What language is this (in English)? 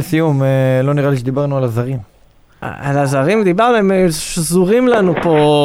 Hebrew